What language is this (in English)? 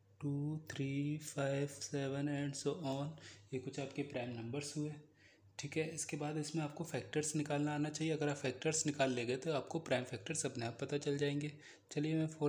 Hindi